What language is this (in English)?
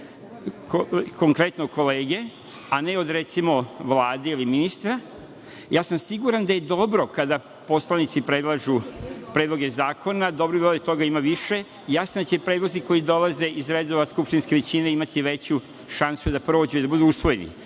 Serbian